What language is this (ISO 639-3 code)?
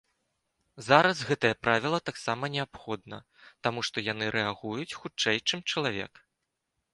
bel